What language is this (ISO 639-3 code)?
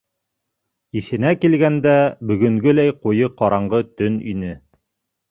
bak